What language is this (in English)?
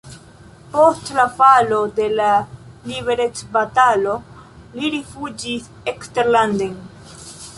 Esperanto